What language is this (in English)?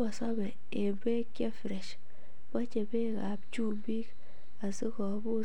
Kalenjin